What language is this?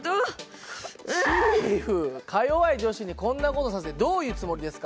Japanese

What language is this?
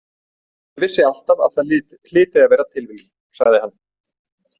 Icelandic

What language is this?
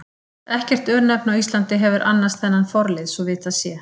Icelandic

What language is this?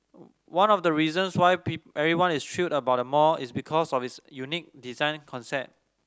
English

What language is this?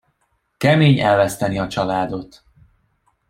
Hungarian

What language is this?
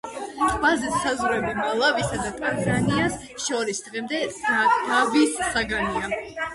Georgian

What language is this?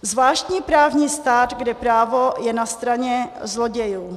Czech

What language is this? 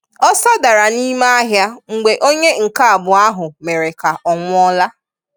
Igbo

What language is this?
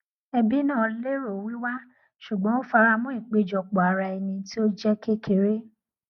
Yoruba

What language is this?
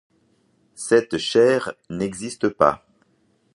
French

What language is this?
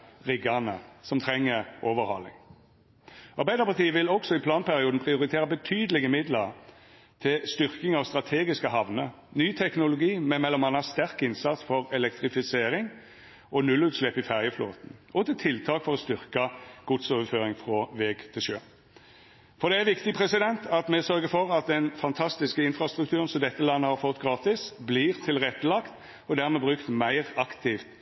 Norwegian Nynorsk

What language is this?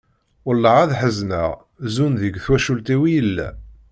Kabyle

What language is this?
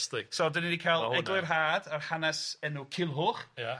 Welsh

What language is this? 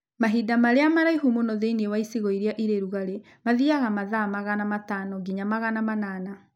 Kikuyu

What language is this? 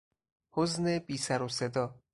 Persian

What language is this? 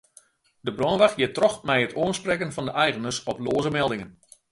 Western Frisian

